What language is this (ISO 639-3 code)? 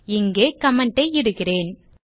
tam